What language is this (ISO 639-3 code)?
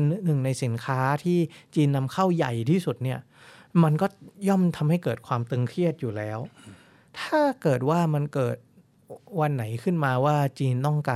tha